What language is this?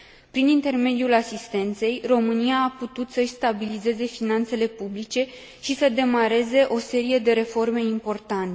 Romanian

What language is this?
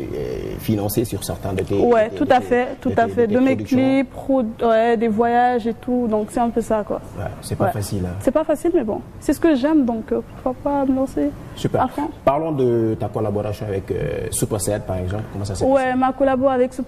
French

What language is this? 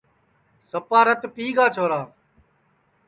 Sansi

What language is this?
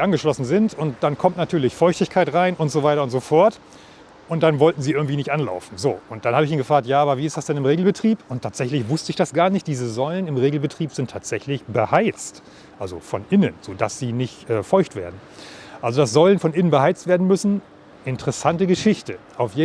German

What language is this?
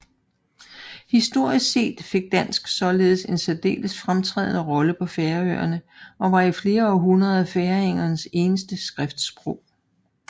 Danish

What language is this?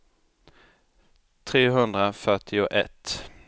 Swedish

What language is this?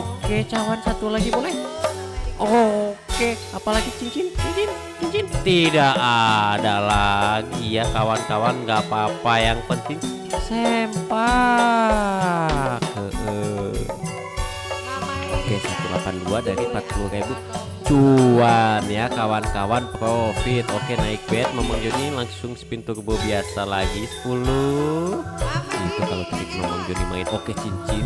Indonesian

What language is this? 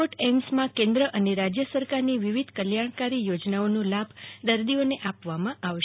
Gujarati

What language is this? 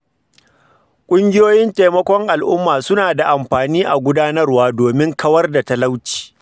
Hausa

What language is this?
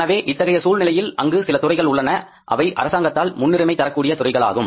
Tamil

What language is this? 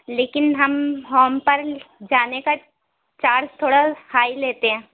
Urdu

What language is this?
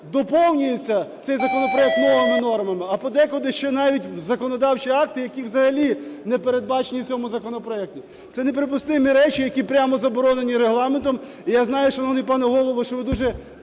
Ukrainian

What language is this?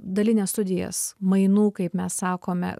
Lithuanian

